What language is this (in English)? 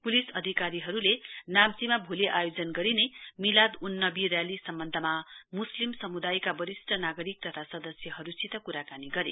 Nepali